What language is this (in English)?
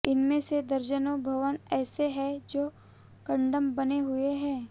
Hindi